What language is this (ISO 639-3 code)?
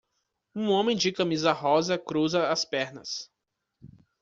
por